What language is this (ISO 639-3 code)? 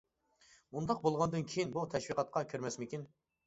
uig